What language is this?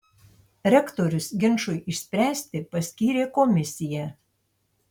Lithuanian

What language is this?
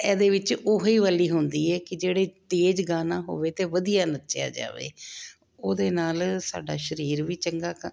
Punjabi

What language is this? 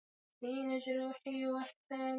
Swahili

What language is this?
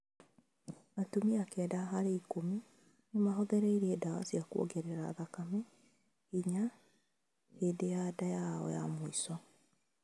Kikuyu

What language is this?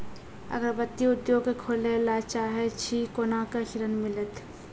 Maithili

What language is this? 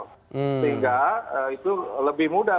Indonesian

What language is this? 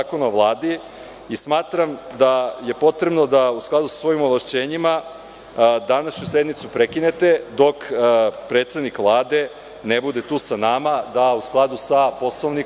Serbian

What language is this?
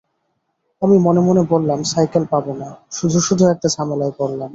Bangla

